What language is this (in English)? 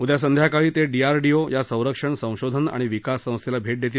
Marathi